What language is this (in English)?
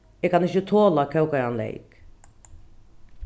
Faroese